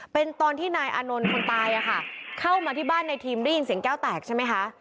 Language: Thai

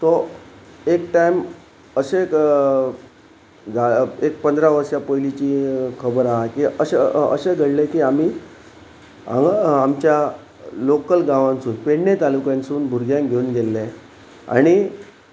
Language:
Konkani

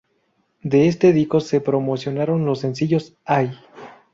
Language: Spanish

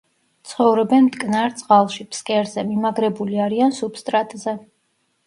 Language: Georgian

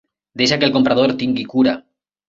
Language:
Catalan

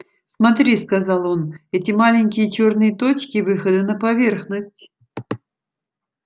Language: Russian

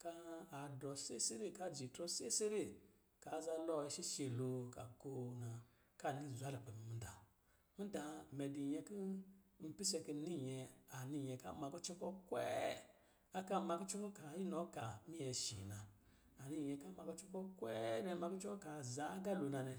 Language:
Lijili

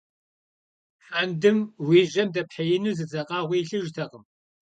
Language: Kabardian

